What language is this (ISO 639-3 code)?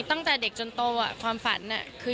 tha